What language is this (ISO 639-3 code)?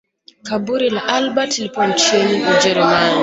swa